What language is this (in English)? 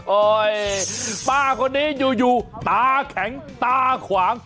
Thai